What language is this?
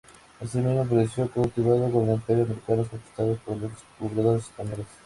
Spanish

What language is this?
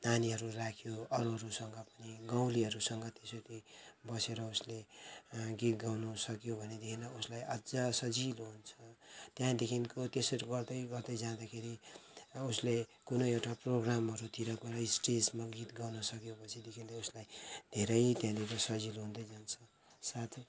Nepali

